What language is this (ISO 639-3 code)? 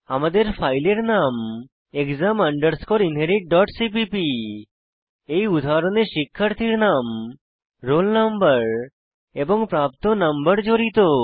ben